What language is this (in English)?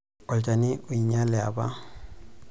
Masai